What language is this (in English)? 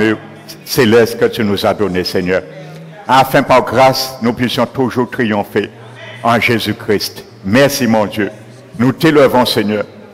French